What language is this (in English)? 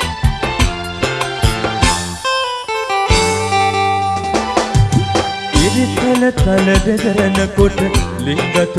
Indonesian